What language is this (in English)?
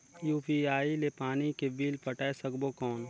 Chhattisgarhi